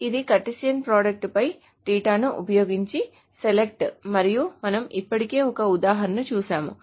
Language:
Telugu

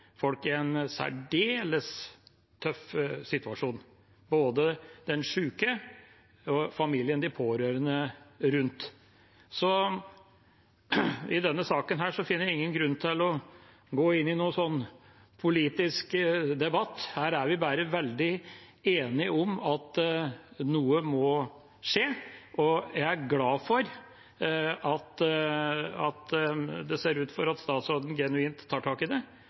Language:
Norwegian Bokmål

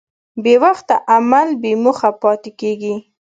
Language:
Pashto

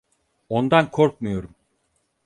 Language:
Turkish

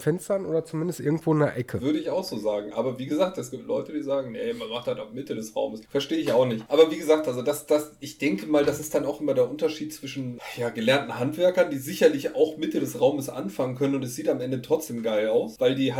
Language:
German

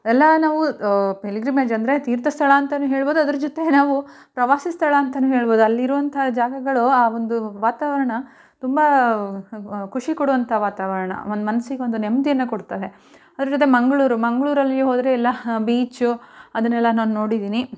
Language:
Kannada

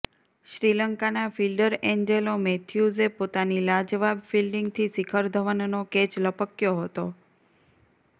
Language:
Gujarati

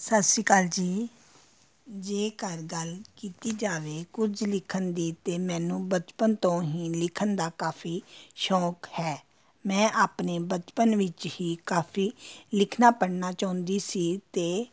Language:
Punjabi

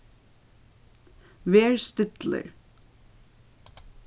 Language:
Faroese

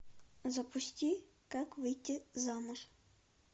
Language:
Russian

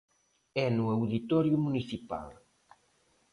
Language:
Galician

